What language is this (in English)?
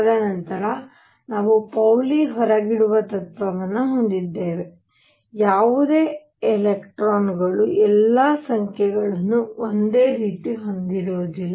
Kannada